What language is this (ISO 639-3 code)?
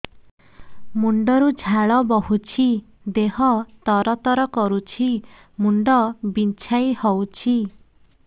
ori